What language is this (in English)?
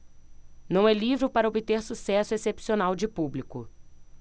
Portuguese